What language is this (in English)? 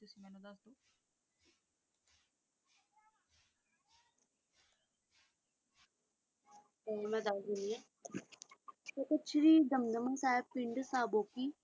Punjabi